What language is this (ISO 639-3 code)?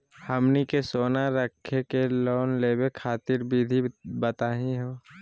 mag